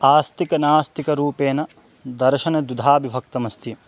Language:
Sanskrit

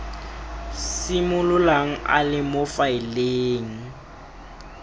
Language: Tswana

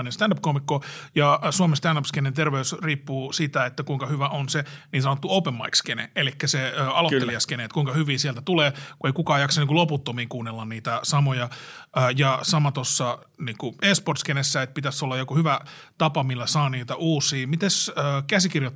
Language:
Finnish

